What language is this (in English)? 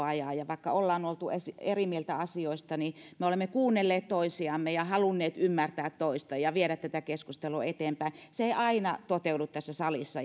Finnish